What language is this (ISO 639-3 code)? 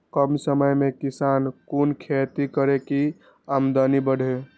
mai